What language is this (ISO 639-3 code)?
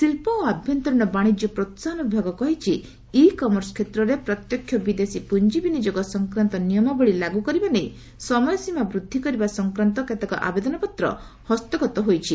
ori